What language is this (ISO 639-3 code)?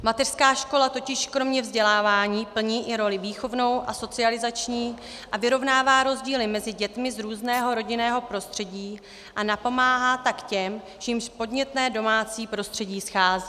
ces